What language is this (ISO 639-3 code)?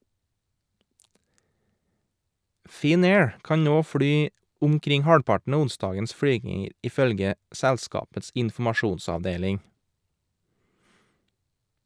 nor